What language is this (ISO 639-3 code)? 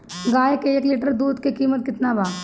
bho